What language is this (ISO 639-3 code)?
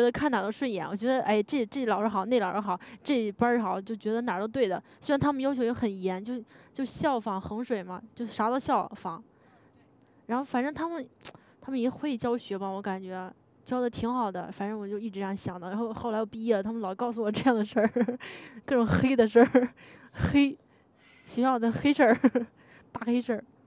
zho